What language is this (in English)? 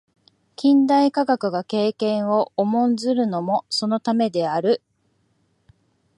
Japanese